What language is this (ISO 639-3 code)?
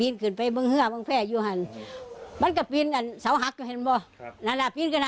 tha